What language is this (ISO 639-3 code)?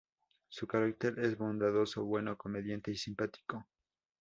spa